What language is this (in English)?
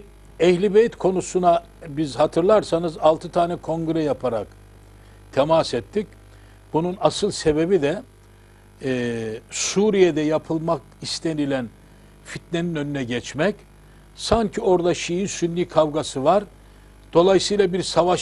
Turkish